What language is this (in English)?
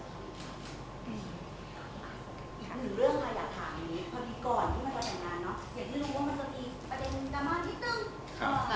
Thai